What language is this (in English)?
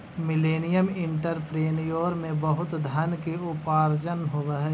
Magahi